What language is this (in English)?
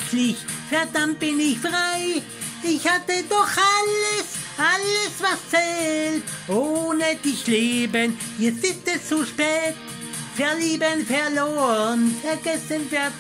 German